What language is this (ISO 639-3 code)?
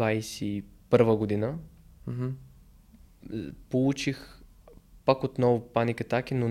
bul